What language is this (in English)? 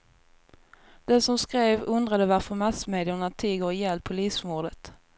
Swedish